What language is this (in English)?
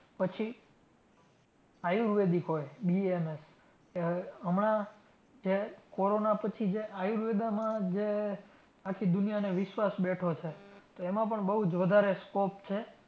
Gujarati